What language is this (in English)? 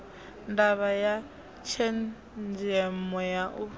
Venda